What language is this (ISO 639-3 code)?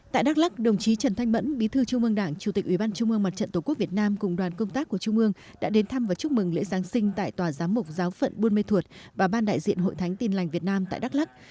vie